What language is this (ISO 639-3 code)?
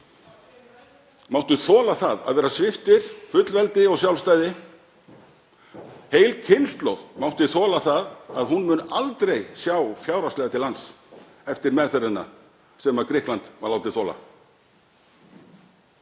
isl